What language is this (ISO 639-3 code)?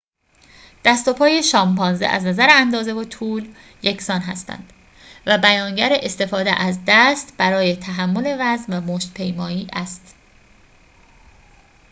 fas